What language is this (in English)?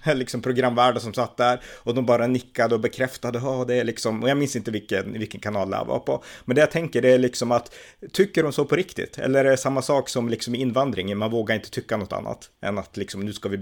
Swedish